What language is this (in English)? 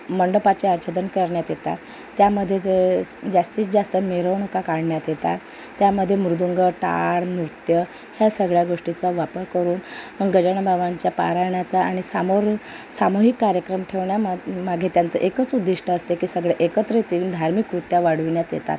Marathi